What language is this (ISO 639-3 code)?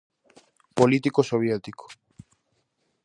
glg